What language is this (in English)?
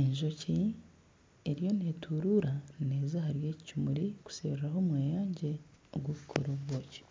Nyankole